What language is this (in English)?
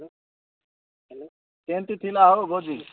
Odia